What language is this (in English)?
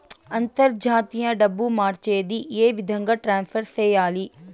Telugu